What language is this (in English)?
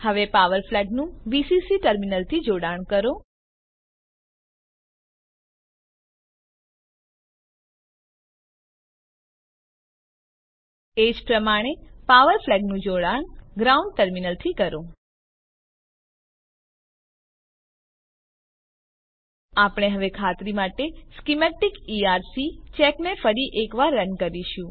Gujarati